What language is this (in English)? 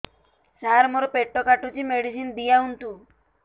Odia